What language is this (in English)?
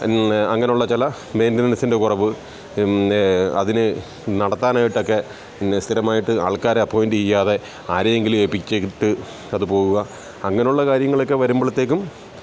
Malayalam